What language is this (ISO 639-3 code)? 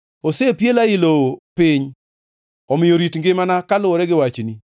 luo